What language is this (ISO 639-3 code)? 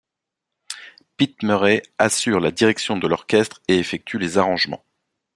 fra